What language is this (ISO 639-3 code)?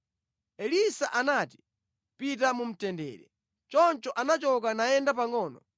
nya